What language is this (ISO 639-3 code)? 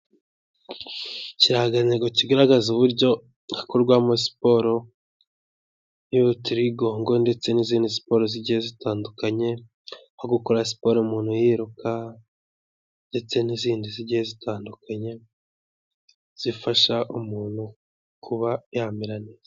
kin